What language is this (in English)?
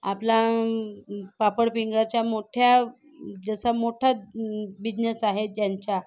Marathi